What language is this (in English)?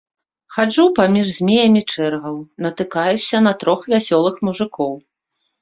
Belarusian